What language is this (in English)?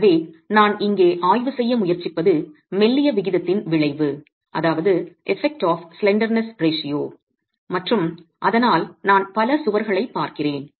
Tamil